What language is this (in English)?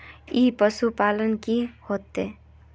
Magahi